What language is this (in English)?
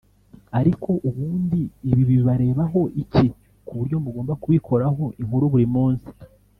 Kinyarwanda